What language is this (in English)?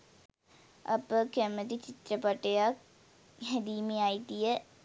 Sinhala